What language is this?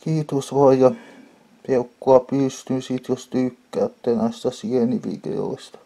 Finnish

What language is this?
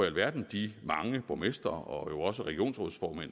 Danish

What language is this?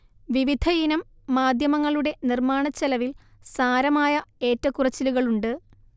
Malayalam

